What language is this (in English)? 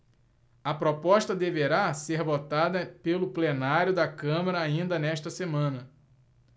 Portuguese